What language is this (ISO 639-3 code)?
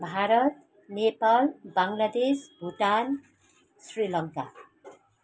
nep